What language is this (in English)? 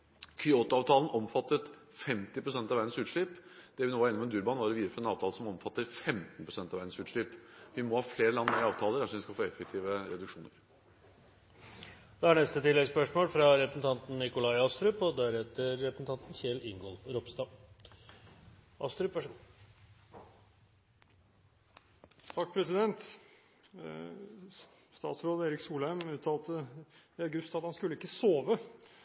Norwegian